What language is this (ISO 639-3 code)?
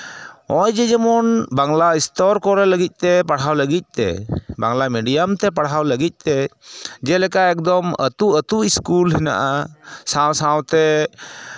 sat